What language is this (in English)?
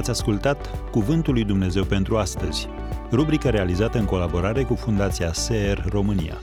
Romanian